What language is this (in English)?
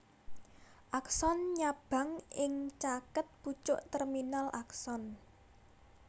Javanese